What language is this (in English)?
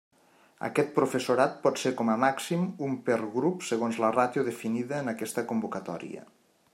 Catalan